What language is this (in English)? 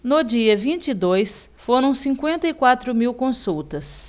Portuguese